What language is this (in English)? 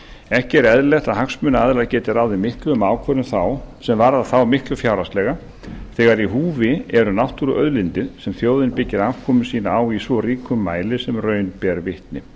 Icelandic